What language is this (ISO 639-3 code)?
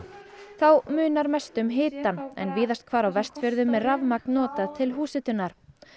isl